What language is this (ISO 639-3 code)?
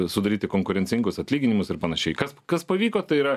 lit